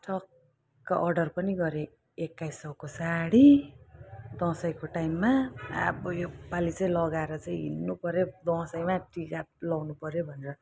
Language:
Nepali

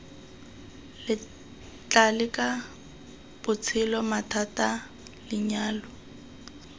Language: Tswana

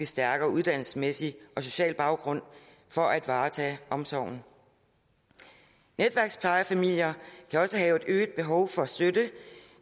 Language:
Danish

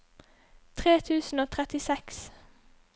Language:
Norwegian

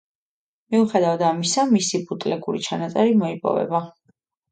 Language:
Georgian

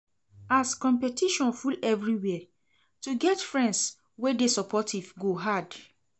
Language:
Nigerian Pidgin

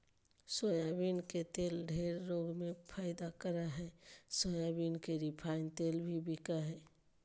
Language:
Magahi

